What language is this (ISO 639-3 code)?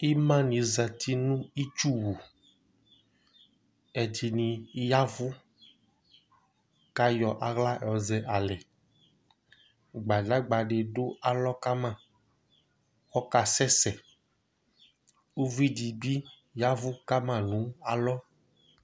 kpo